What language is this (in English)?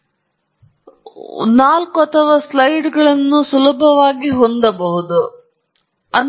Kannada